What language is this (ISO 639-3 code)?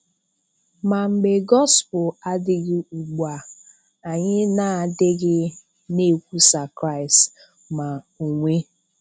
ibo